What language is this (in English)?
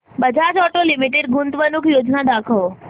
Marathi